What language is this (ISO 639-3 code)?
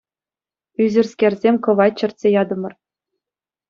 chv